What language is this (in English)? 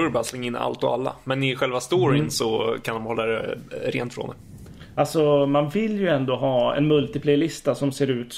Swedish